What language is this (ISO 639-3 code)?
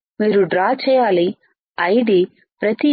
tel